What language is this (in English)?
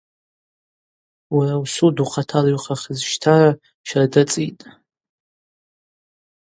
Abaza